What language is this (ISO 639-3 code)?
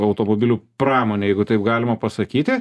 lit